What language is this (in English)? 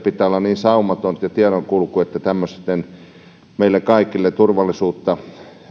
Finnish